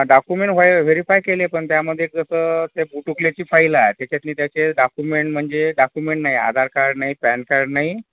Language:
Marathi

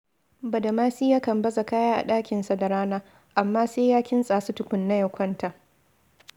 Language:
Hausa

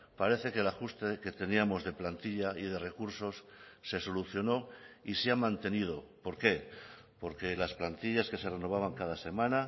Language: Spanish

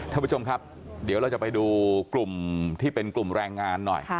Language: Thai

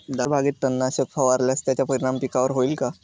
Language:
Marathi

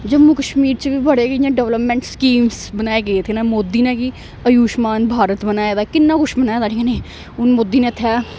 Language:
Dogri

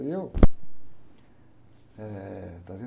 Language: Portuguese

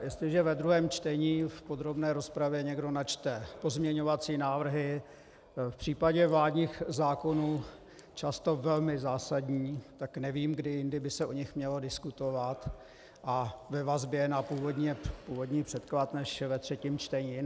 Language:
Czech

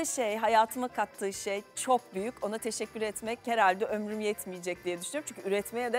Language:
Turkish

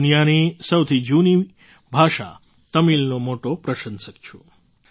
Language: Gujarati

